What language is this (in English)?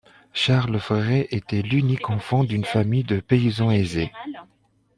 French